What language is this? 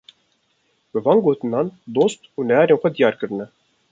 Kurdish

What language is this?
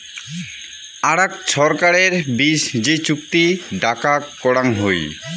Bangla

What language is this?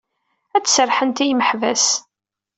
Kabyle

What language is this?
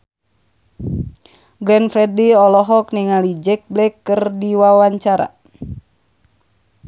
Sundanese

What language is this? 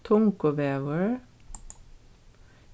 Faroese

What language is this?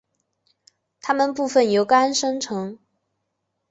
Chinese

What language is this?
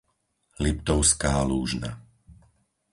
Slovak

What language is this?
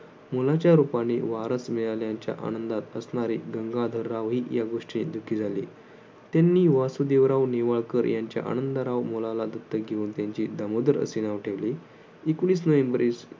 Marathi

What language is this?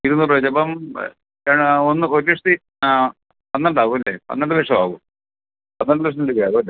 Malayalam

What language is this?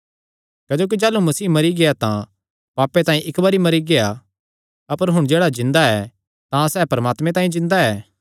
Kangri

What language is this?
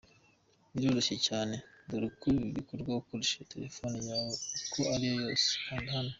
Kinyarwanda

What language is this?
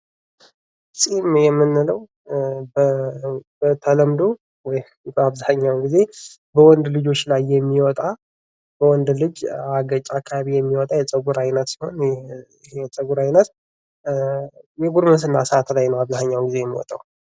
Amharic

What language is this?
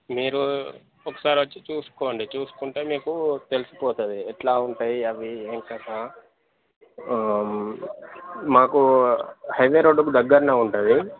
Telugu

